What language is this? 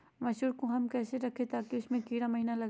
Magahi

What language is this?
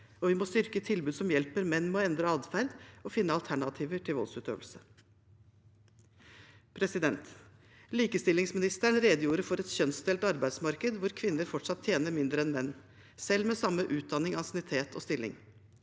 Norwegian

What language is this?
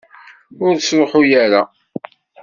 Kabyle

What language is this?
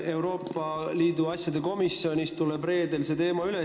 Estonian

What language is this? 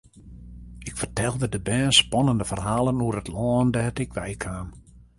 Western Frisian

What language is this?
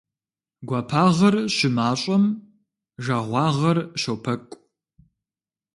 Kabardian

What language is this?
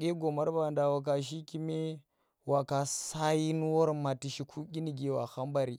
Tera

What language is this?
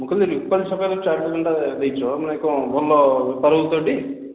Odia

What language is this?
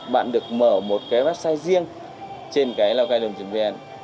Vietnamese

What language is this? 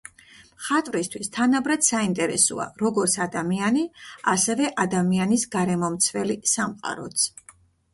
Georgian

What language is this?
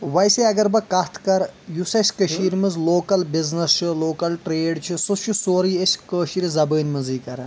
Kashmiri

